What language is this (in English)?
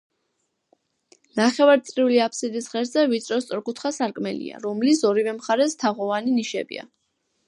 Georgian